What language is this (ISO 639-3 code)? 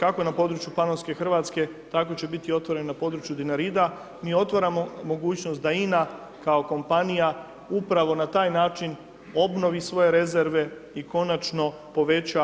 hrv